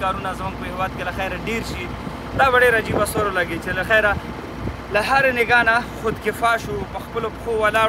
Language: Arabic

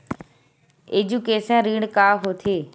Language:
Chhattisgarhi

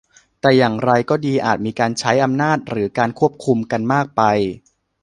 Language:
Thai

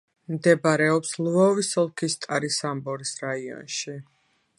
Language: Georgian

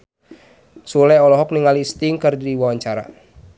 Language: Sundanese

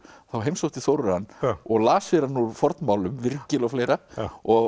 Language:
Icelandic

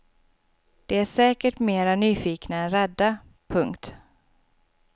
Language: Swedish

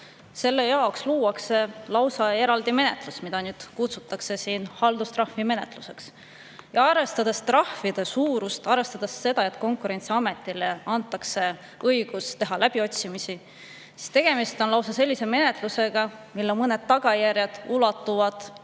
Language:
Estonian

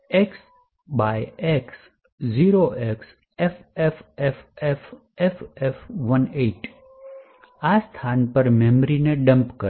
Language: Gujarati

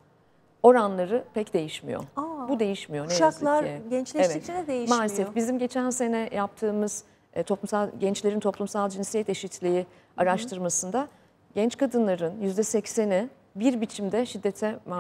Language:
Turkish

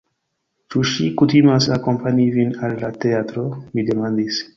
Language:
Esperanto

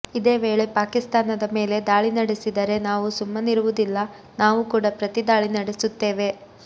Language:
Kannada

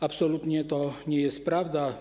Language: Polish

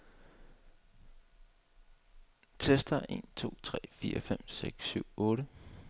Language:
Danish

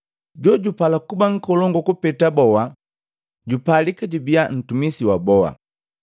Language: Matengo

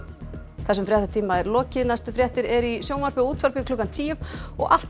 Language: Icelandic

